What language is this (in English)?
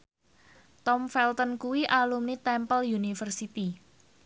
Javanese